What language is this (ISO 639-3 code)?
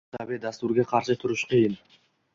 uzb